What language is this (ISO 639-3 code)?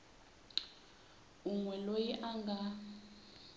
tso